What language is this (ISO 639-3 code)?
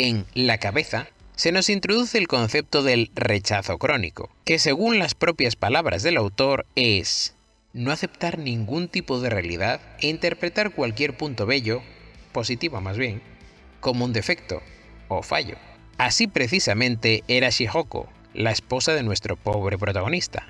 spa